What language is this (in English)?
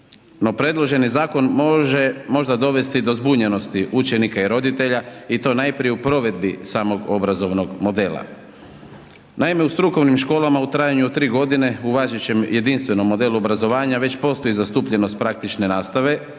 Croatian